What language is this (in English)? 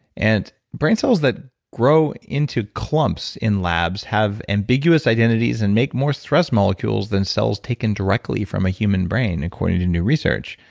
English